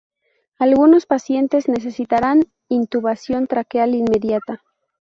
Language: Spanish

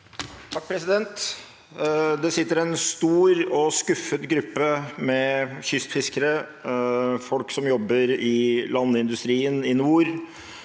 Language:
Norwegian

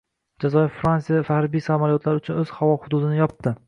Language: Uzbek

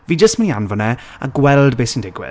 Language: Welsh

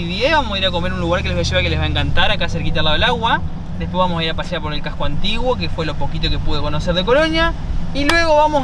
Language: Spanish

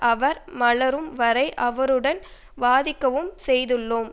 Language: Tamil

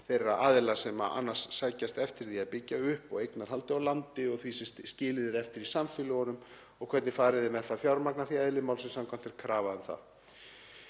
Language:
Icelandic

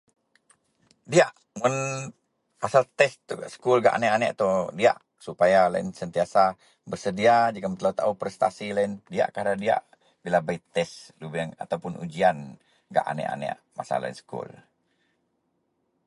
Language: Central Melanau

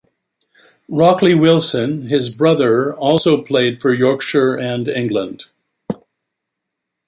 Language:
English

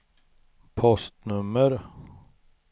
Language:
Swedish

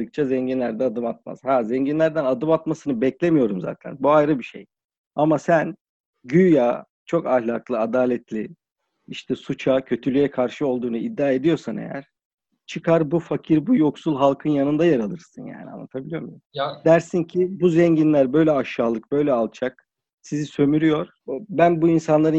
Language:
Turkish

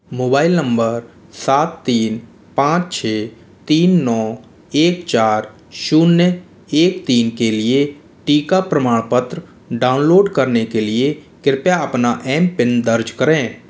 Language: Hindi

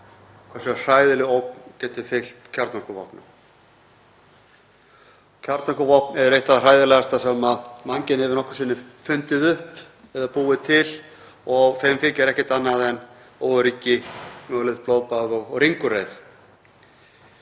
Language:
Icelandic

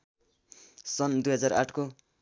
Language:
Nepali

